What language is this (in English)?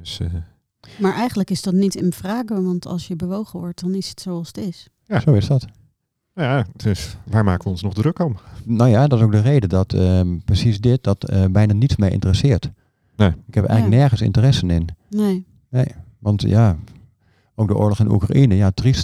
Dutch